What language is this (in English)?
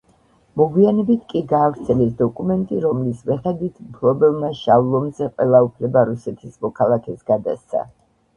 Georgian